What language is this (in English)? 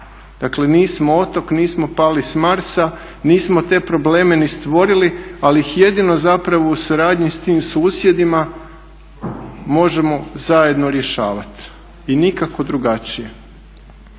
Croatian